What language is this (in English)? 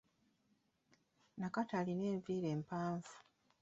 Ganda